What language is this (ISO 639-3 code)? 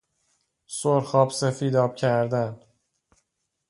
fas